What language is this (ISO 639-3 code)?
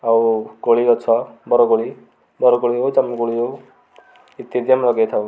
ori